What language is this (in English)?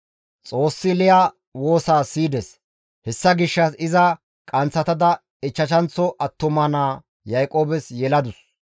Gamo